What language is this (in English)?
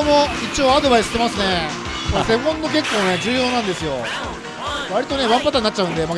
Japanese